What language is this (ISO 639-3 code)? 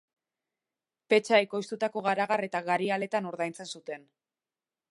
eus